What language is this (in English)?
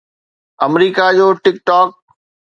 Sindhi